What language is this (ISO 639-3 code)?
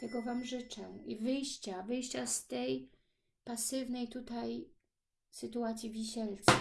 pol